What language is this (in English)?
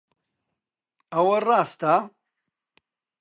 Central Kurdish